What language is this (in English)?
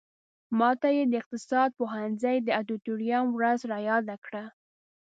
Pashto